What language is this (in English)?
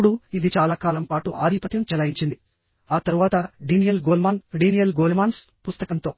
Telugu